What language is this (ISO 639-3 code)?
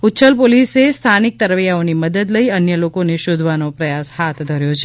guj